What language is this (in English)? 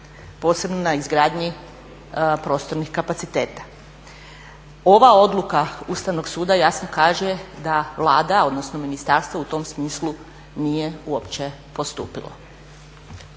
Croatian